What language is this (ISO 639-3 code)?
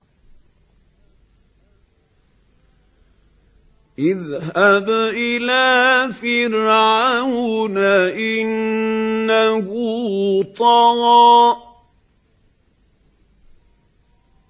ara